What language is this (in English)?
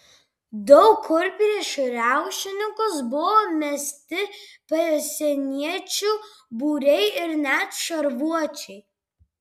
Lithuanian